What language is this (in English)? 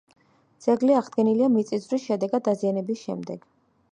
Georgian